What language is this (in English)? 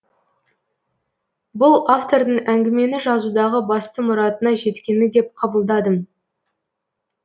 Kazakh